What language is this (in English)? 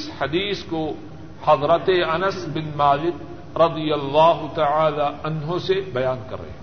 Urdu